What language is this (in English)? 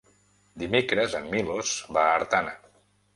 Catalan